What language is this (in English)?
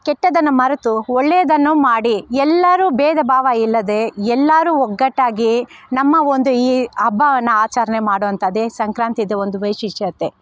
Kannada